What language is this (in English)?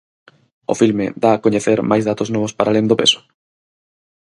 Galician